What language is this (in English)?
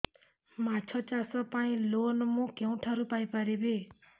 Odia